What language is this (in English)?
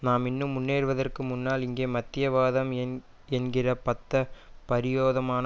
Tamil